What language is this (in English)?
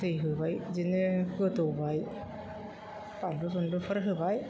Bodo